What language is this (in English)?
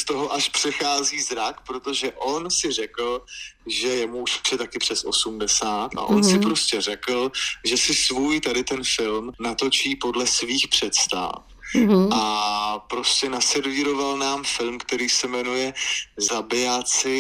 Czech